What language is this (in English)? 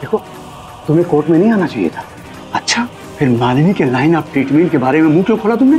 Hindi